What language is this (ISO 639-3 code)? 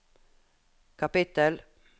nor